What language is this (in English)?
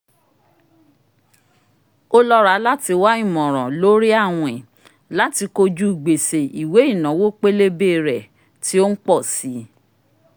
Yoruba